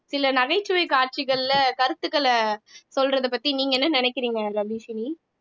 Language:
Tamil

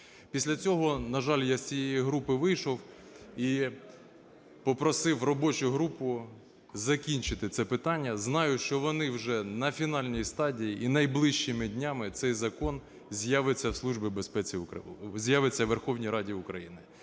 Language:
Ukrainian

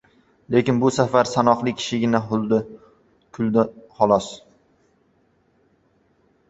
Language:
Uzbek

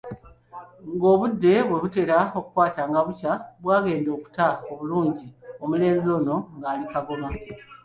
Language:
Ganda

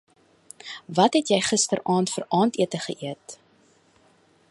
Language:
Afrikaans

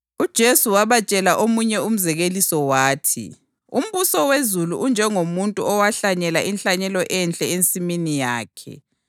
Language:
North Ndebele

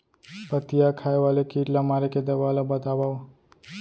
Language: Chhattisgarhi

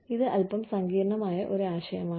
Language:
Malayalam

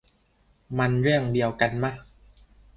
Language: Thai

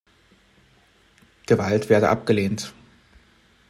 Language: German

